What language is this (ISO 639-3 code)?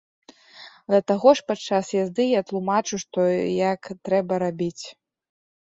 bel